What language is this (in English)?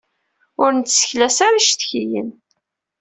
Kabyle